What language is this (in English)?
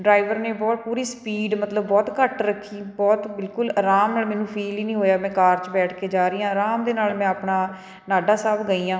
Punjabi